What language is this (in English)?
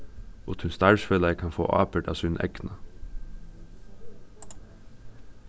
Faroese